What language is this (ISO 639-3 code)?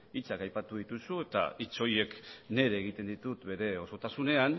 eus